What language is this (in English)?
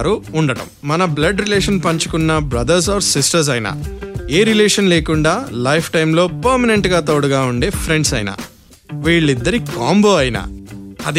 Telugu